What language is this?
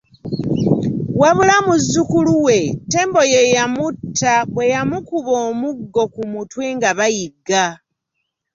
Ganda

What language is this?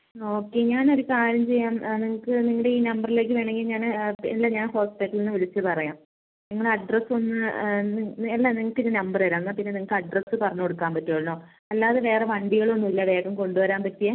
Malayalam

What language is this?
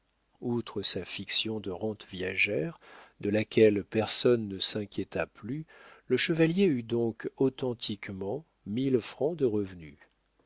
French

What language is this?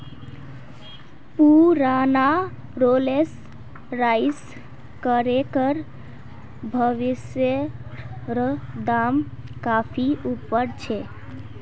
Magahi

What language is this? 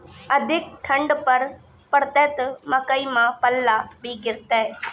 Maithili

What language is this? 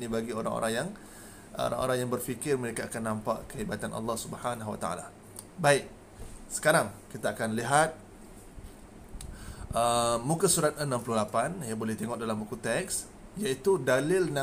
Malay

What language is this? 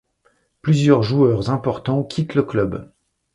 French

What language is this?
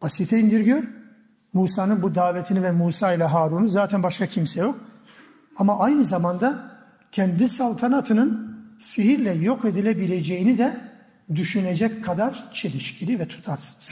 Turkish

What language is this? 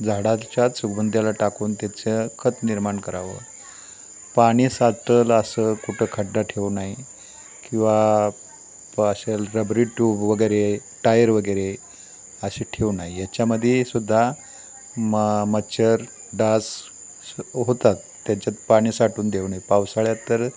Marathi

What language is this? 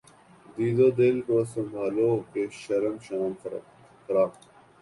Urdu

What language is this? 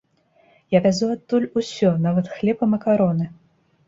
Belarusian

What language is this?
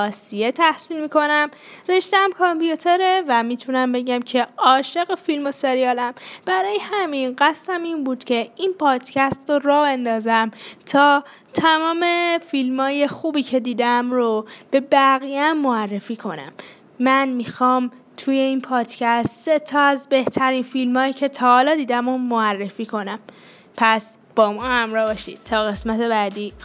Persian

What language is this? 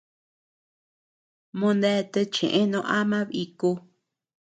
Tepeuxila Cuicatec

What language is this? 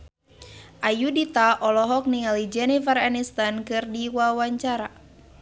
Sundanese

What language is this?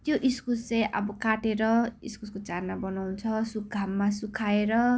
Nepali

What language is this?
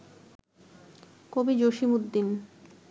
Bangla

